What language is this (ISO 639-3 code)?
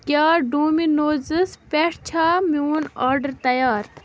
kas